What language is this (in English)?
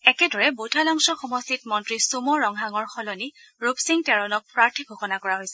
Assamese